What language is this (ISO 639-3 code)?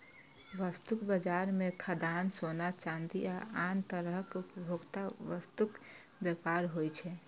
mai